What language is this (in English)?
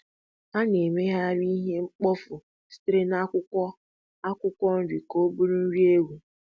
Igbo